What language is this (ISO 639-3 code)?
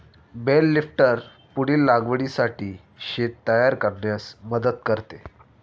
mar